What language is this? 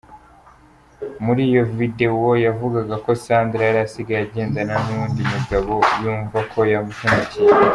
Kinyarwanda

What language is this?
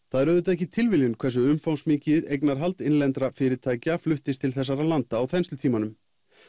Icelandic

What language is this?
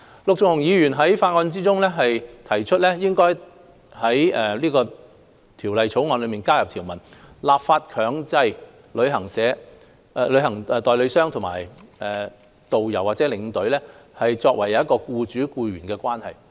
Cantonese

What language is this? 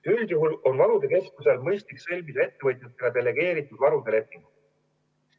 Estonian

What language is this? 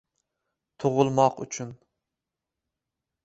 Uzbek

